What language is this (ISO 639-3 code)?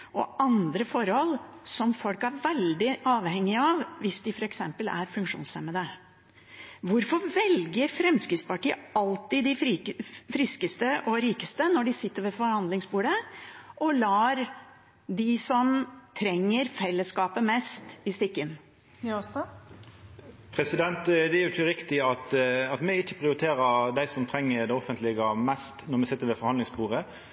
nor